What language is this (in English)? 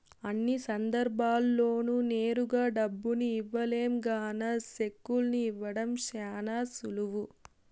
Telugu